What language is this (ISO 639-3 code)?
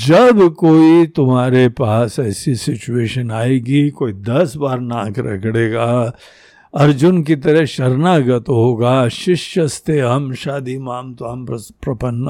hin